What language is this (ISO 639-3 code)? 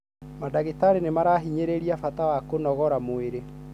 kik